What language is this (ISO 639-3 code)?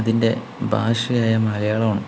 mal